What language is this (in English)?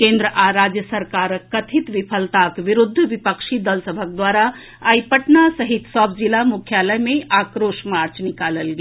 Maithili